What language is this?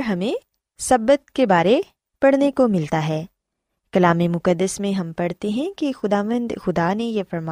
Urdu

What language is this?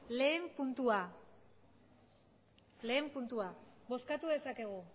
Basque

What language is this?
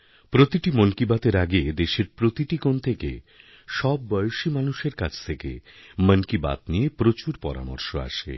Bangla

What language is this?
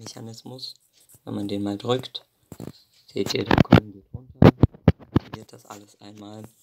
German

